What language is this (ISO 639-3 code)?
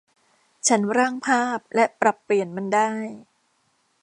tha